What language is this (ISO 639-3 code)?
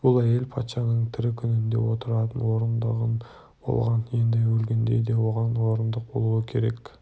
kaz